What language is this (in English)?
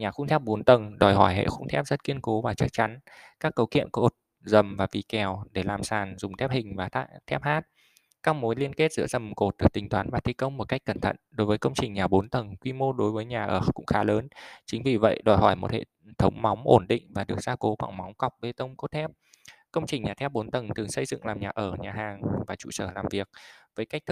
Vietnamese